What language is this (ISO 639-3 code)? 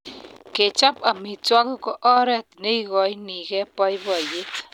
kln